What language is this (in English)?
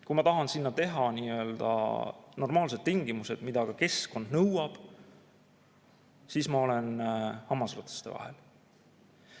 Estonian